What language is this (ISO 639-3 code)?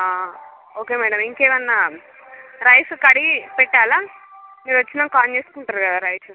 tel